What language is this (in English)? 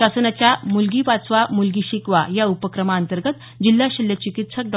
Marathi